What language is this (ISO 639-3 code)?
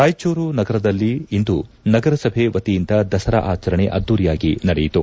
kan